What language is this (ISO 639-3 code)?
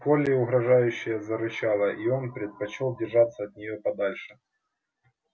rus